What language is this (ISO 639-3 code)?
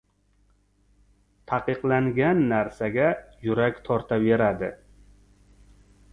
uzb